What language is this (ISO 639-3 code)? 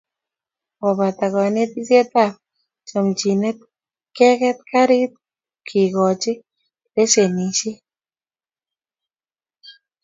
kln